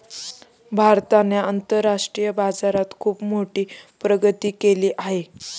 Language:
Marathi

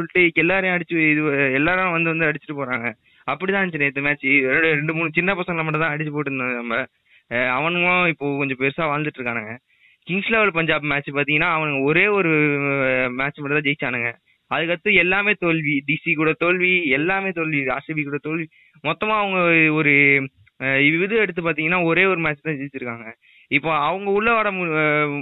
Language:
Tamil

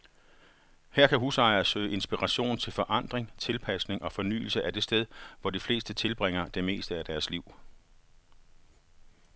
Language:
Danish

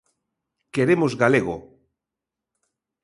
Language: Galician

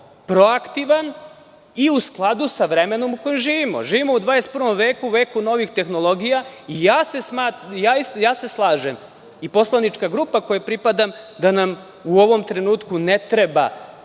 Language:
Serbian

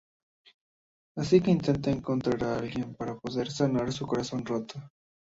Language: Spanish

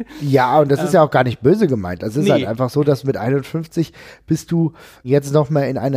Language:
German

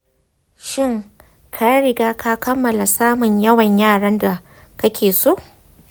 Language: Hausa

